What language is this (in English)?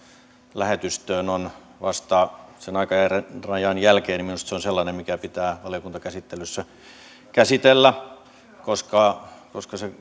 Finnish